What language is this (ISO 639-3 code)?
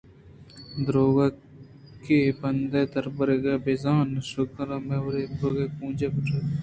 bgp